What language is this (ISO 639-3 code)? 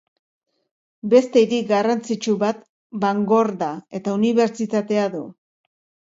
eus